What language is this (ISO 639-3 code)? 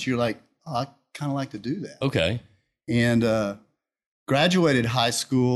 eng